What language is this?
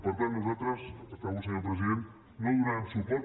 Catalan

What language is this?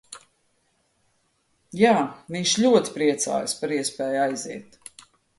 Latvian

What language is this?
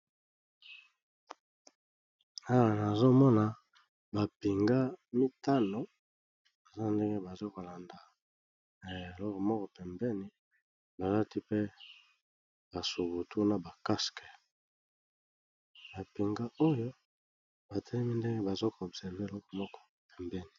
Lingala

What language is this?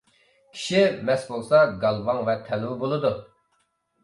Uyghur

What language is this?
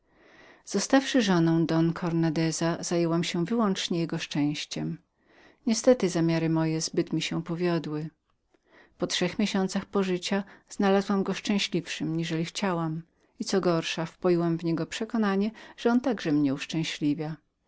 Polish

